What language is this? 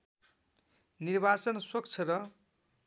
Nepali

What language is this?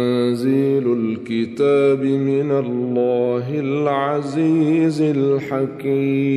Arabic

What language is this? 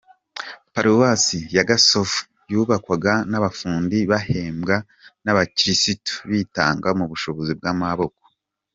Kinyarwanda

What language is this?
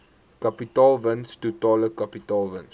Afrikaans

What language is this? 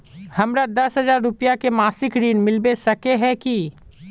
Magahi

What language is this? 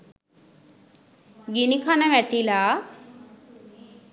Sinhala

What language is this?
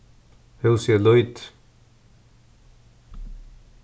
Faroese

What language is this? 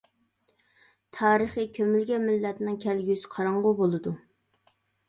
Uyghur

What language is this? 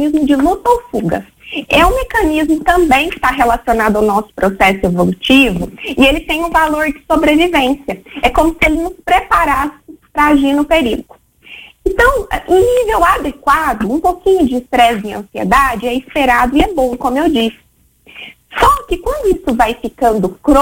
Portuguese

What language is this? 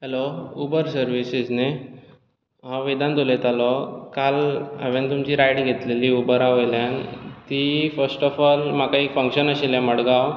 Konkani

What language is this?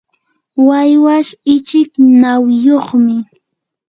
Yanahuanca Pasco Quechua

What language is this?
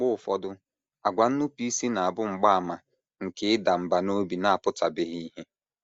Igbo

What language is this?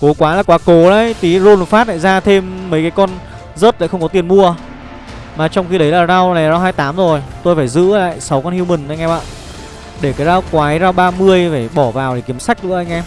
Vietnamese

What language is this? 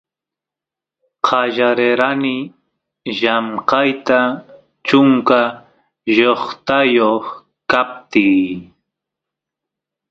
Santiago del Estero Quichua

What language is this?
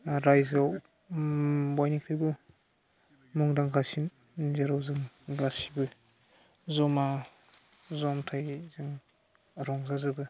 Bodo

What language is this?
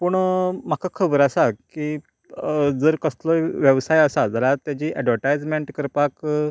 Konkani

